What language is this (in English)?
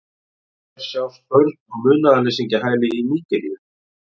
Icelandic